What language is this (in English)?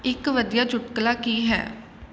Punjabi